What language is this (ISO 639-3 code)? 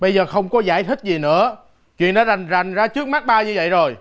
vie